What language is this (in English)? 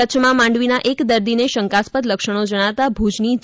Gujarati